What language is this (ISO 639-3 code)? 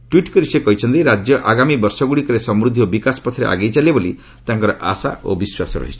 ori